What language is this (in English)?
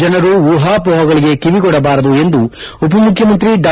Kannada